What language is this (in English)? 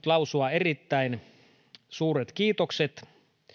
Finnish